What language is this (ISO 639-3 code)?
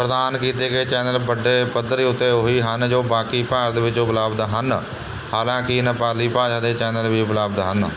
pan